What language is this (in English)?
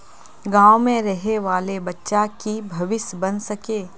Magahi